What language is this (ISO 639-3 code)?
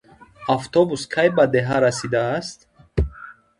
tgk